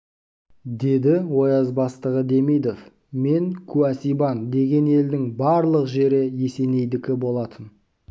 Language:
Kazakh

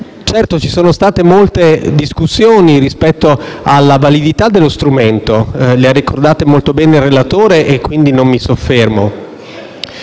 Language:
Italian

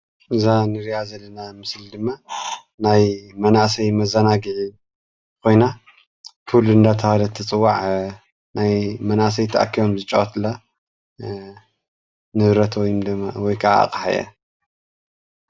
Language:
Tigrinya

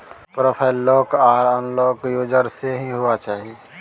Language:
Maithili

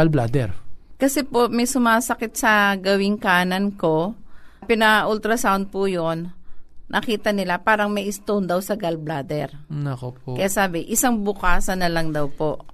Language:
Filipino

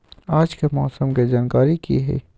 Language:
Magahi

